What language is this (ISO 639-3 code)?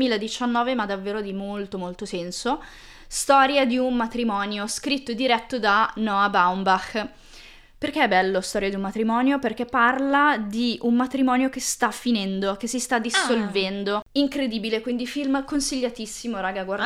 ita